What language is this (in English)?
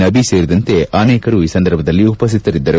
Kannada